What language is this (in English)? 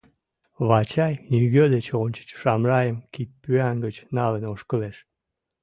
Mari